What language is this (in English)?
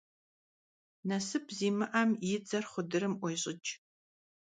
Kabardian